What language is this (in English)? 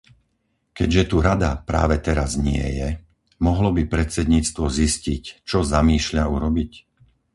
Slovak